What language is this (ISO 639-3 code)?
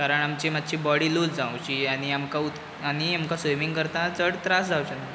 kok